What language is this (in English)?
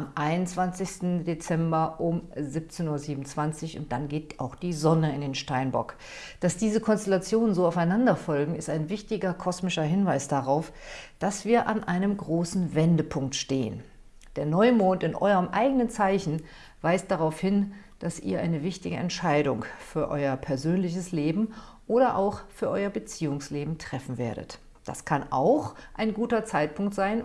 German